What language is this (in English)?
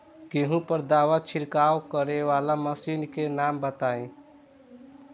Bhojpuri